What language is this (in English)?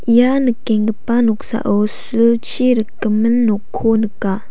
Garo